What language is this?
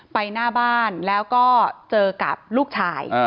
Thai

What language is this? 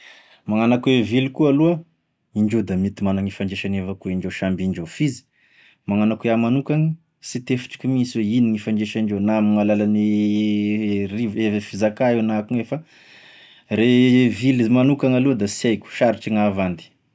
Tesaka Malagasy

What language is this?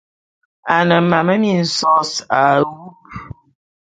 Bulu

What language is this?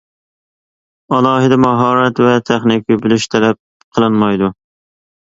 Uyghur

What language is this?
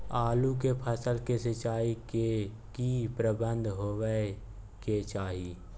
Maithili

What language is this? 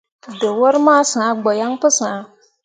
Mundang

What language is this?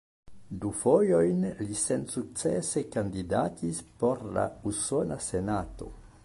Esperanto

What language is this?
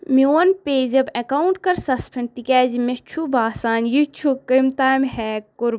Kashmiri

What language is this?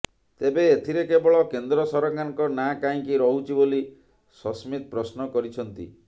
Odia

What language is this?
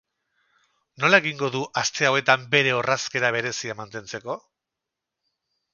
Basque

